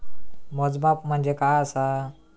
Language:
Marathi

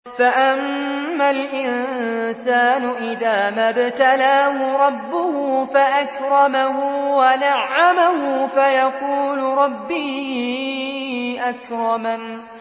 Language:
Arabic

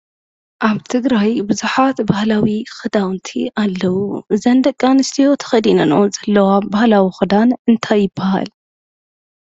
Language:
Tigrinya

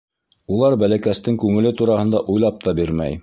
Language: Bashkir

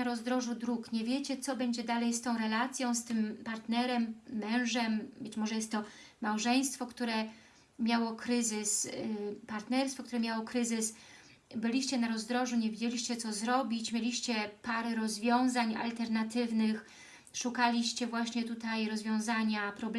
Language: Polish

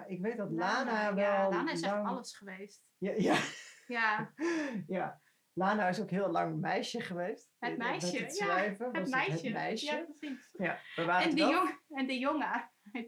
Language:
Dutch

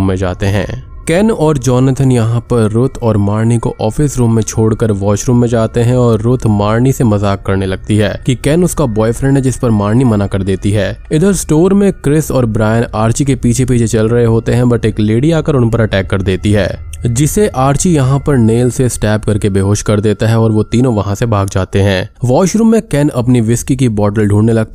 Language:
Hindi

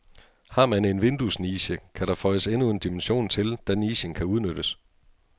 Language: Danish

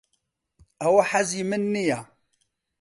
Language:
Central Kurdish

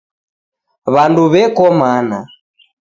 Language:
Taita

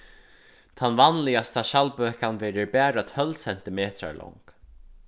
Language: Faroese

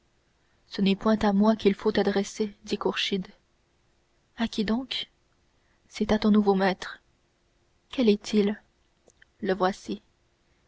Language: French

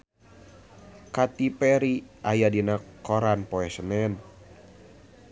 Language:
Sundanese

